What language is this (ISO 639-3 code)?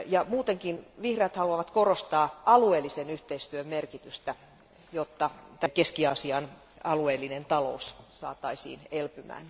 fin